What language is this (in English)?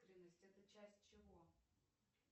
Russian